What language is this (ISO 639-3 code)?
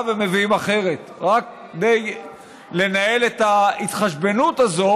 heb